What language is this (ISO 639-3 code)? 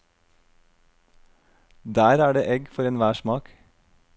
nor